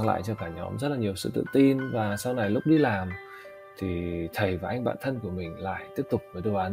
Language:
Vietnamese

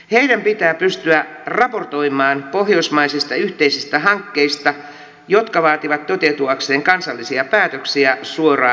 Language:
Finnish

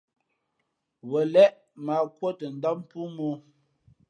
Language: Fe'fe'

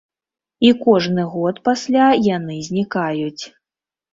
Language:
Belarusian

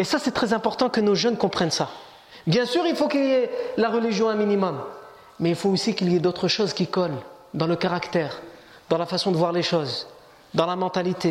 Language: French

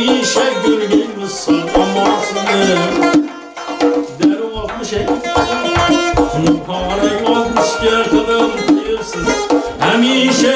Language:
Romanian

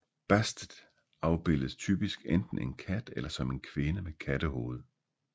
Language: Danish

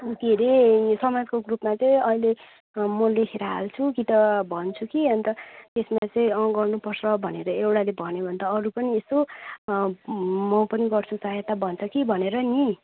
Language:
Nepali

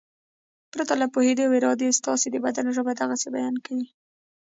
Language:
Pashto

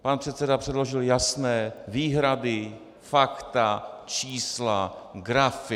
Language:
Czech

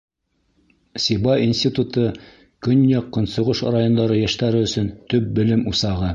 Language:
Bashkir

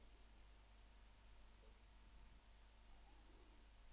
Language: Swedish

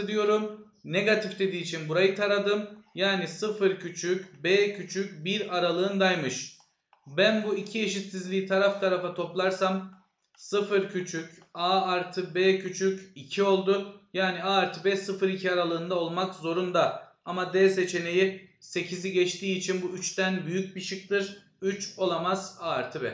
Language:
Turkish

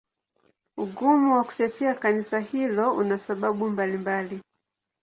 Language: Swahili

